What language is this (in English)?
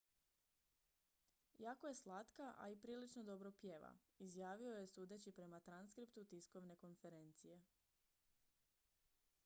Croatian